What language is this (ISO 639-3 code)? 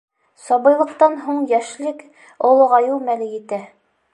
bak